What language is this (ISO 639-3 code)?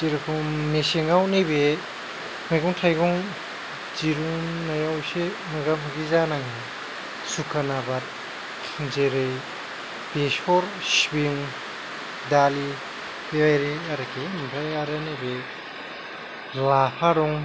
brx